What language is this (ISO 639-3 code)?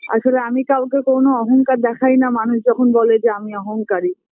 ben